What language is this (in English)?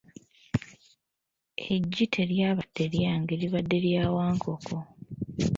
Ganda